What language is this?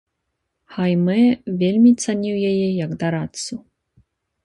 Belarusian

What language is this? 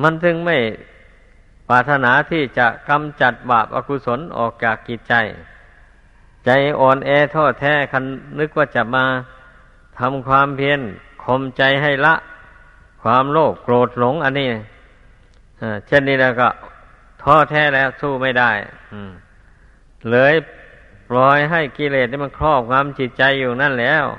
Thai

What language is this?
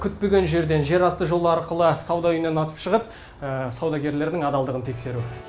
Kazakh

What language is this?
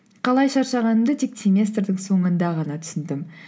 Kazakh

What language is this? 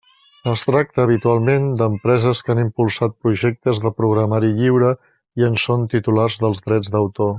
Catalan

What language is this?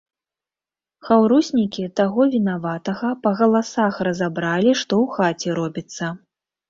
Belarusian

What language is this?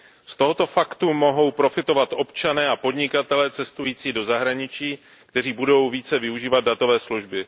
Czech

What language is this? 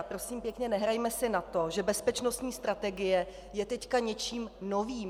Czech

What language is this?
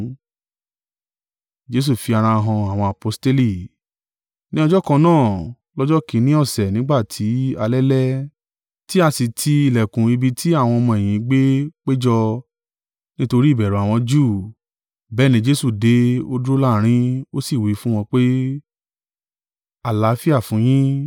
Yoruba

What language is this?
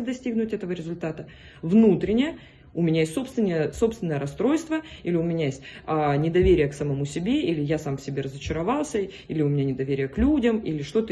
Russian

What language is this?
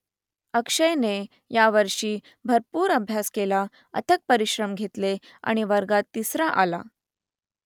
Marathi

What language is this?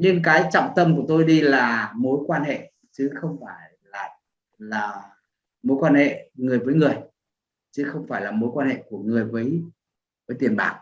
Vietnamese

